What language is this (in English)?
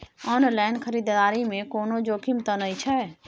Maithili